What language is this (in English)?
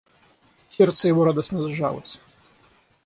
Russian